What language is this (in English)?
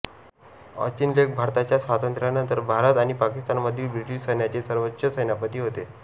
Marathi